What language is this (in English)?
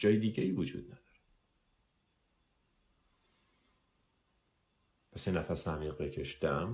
Persian